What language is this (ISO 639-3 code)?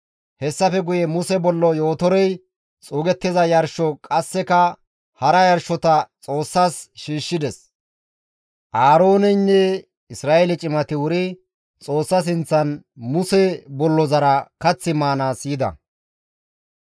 gmv